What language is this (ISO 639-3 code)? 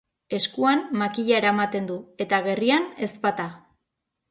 eus